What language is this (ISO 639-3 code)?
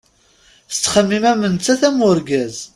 kab